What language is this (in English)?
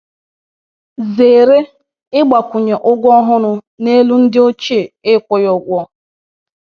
Igbo